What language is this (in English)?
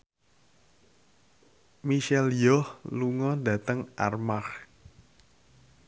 Javanese